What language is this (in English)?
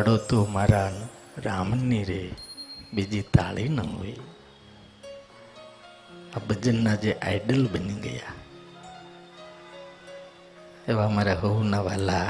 Hindi